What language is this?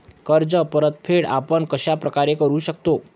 Marathi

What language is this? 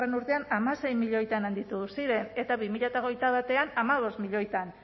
Basque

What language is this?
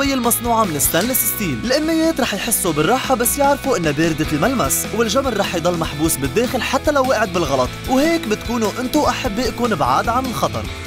Arabic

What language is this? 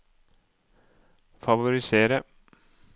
Norwegian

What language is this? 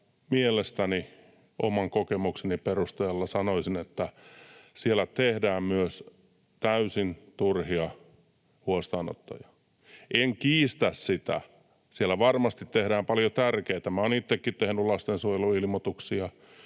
Finnish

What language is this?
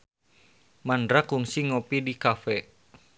Sundanese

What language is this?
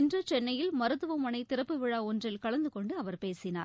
Tamil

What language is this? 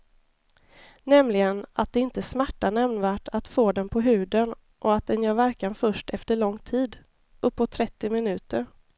Swedish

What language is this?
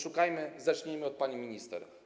Polish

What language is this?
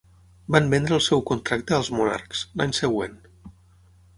Catalan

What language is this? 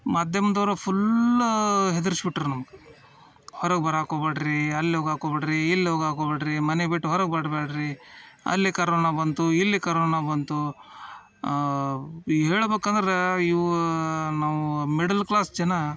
Kannada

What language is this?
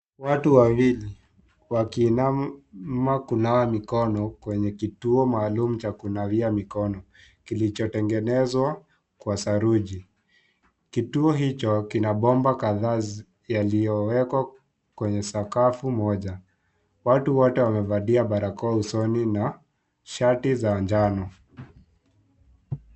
Swahili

